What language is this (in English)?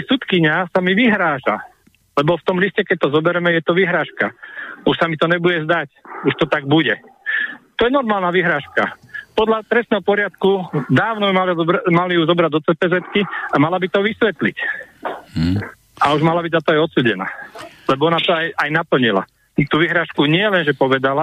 Slovak